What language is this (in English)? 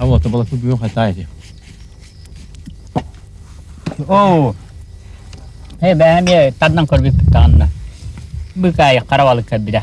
Russian